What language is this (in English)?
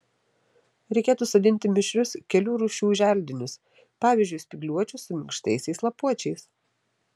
Lithuanian